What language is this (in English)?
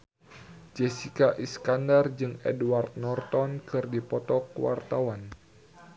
Sundanese